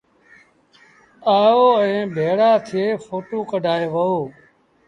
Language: Sindhi Bhil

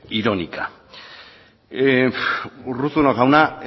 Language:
Basque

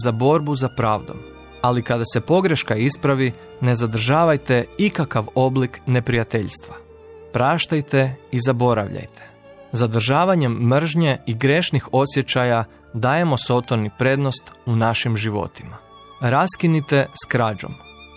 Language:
Croatian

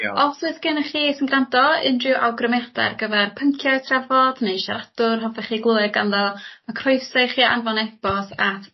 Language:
Welsh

